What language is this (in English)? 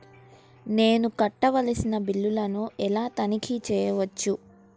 Telugu